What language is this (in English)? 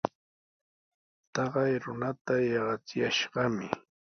Sihuas Ancash Quechua